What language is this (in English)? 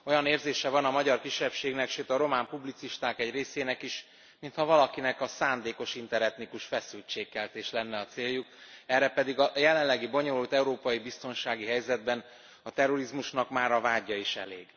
Hungarian